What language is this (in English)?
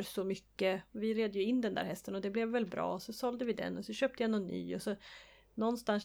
Swedish